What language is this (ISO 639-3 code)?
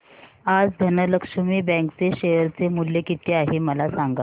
mar